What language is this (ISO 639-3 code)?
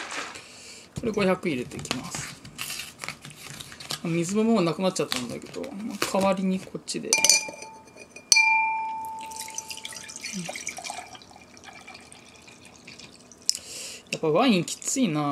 jpn